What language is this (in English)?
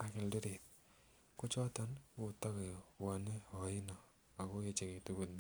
Kalenjin